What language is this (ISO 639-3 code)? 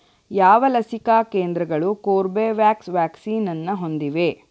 kan